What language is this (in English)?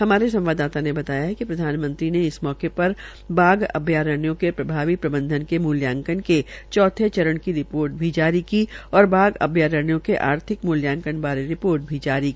Hindi